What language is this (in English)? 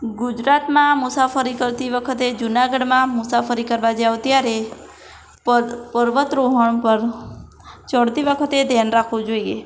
Gujarati